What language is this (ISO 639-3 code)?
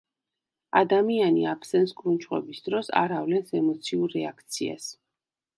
kat